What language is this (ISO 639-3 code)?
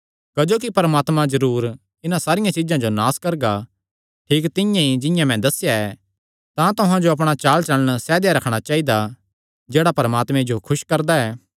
xnr